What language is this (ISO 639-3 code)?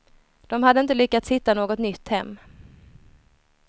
swe